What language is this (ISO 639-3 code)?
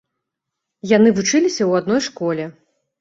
bel